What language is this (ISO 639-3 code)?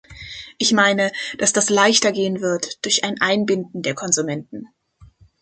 deu